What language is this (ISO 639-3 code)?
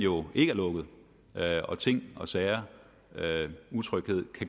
dan